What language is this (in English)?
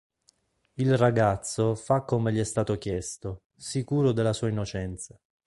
Italian